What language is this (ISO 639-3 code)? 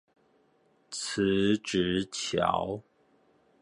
zho